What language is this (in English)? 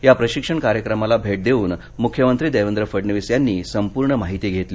Marathi